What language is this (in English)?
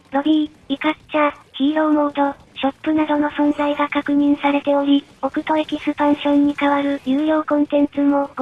Japanese